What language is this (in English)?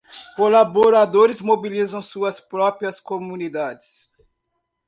Portuguese